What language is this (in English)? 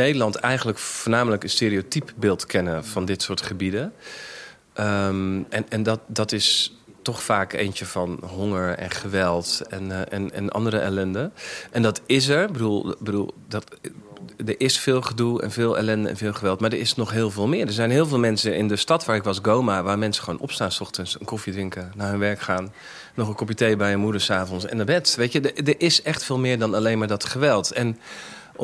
Dutch